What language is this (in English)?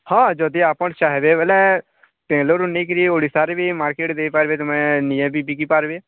Odia